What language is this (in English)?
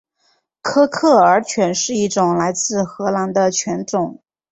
Chinese